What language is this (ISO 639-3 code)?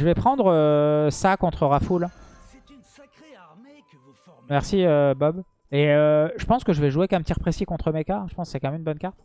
fra